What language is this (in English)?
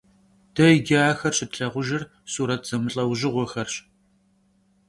Kabardian